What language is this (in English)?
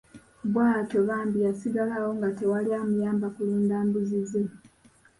Ganda